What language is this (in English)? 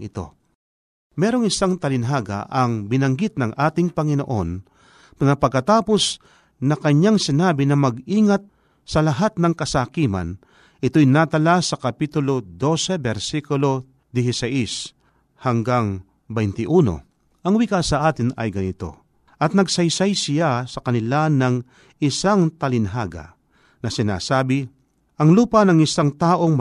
Filipino